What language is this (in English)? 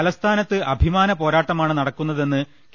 Malayalam